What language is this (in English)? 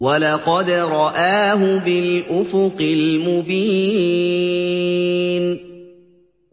Arabic